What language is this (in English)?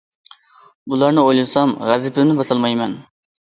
Uyghur